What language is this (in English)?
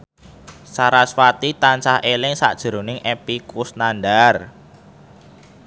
Javanese